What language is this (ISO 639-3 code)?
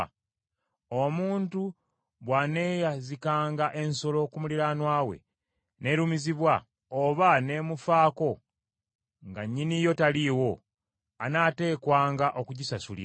lug